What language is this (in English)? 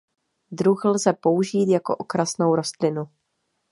Czech